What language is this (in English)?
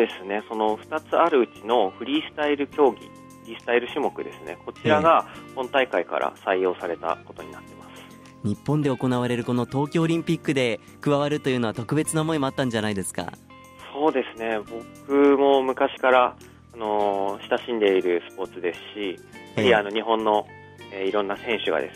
Japanese